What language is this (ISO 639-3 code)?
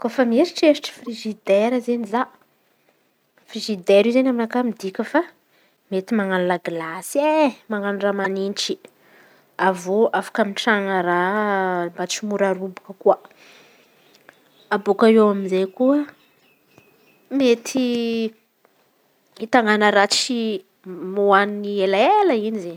xmv